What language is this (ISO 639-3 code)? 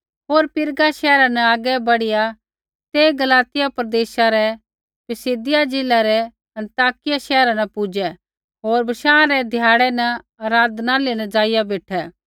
kfx